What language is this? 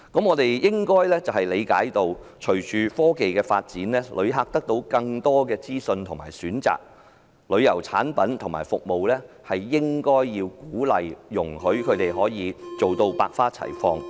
Cantonese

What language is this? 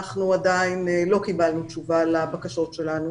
Hebrew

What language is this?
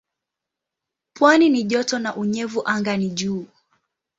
Swahili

